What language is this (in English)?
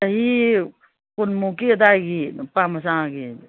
Manipuri